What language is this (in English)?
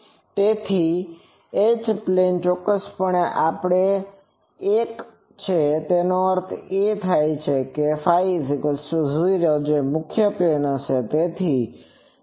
Gujarati